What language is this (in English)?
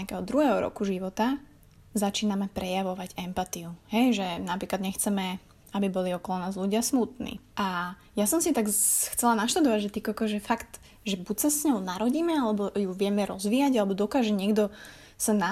Slovak